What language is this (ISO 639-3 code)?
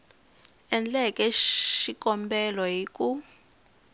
tso